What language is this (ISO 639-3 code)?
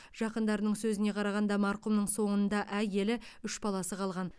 kaz